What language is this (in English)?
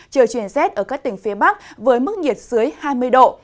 Vietnamese